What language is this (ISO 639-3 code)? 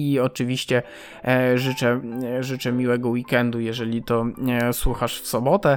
pol